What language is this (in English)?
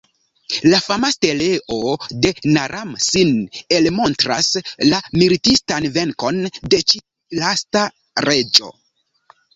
Esperanto